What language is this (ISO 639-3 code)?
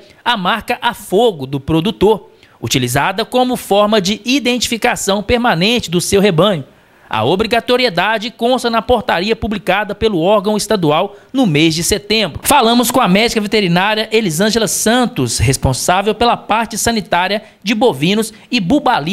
por